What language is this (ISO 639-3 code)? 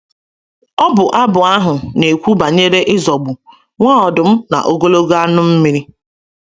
ibo